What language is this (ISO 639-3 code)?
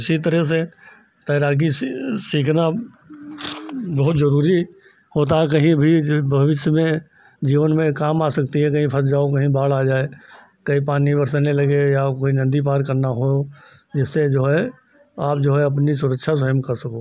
hin